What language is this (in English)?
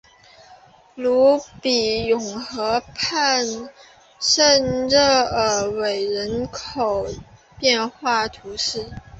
Chinese